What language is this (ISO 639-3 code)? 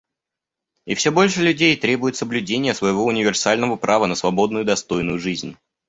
rus